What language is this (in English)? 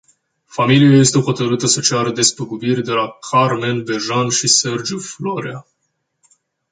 Romanian